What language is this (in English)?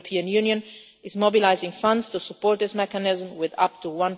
English